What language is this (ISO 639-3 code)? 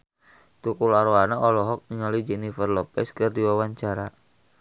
sun